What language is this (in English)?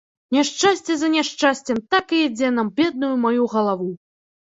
Belarusian